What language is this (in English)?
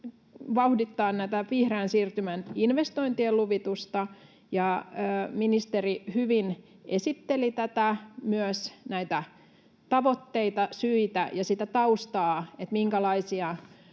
Finnish